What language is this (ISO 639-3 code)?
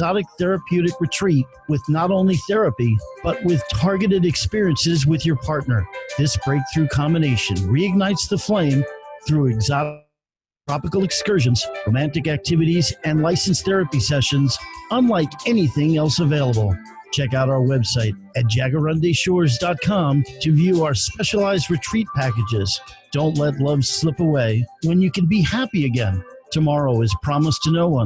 eng